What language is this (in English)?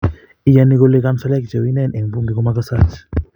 Kalenjin